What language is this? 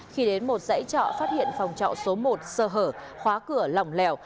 Vietnamese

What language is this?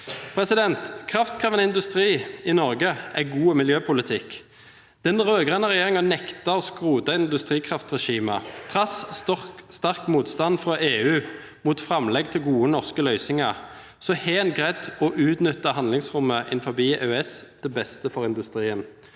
Norwegian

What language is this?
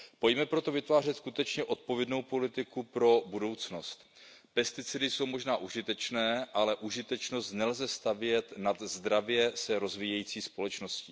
Czech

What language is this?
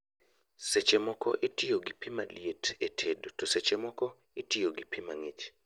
Luo (Kenya and Tanzania)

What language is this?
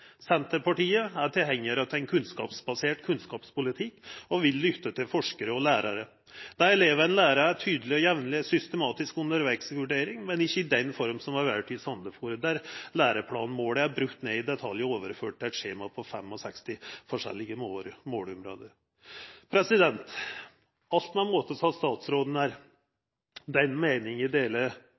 Norwegian Nynorsk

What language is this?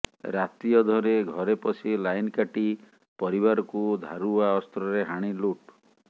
Odia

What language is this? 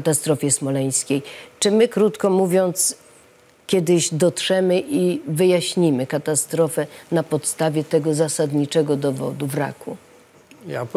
Polish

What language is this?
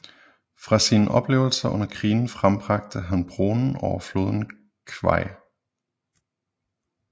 Danish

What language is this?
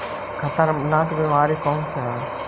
Magahi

